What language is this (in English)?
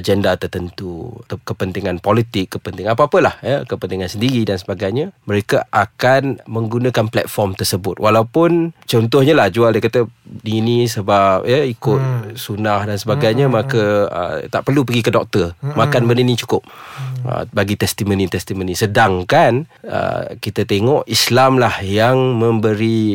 Malay